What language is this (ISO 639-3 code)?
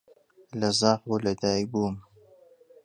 ckb